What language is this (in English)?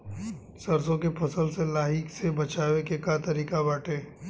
Bhojpuri